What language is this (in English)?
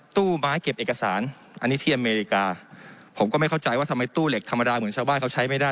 Thai